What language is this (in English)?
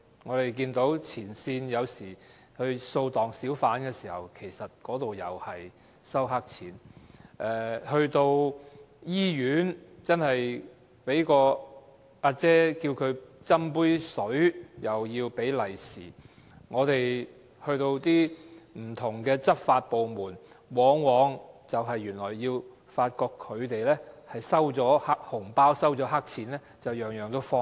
Cantonese